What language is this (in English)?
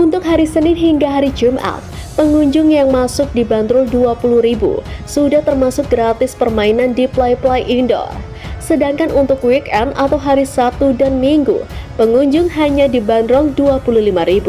Indonesian